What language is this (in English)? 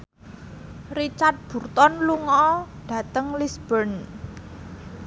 Javanese